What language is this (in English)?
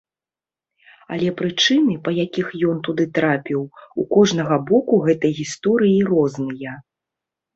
Belarusian